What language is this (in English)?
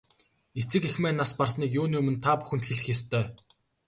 Mongolian